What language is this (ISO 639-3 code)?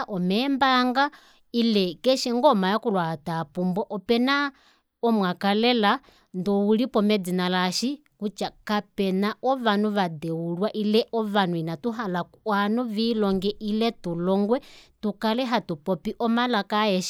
kua